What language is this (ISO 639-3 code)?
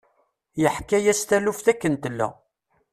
kab